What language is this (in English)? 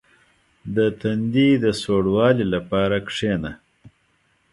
Pashto